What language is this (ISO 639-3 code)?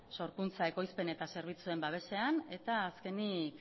eus